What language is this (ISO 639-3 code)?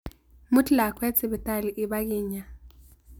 kln